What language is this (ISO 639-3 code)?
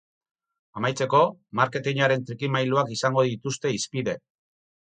eus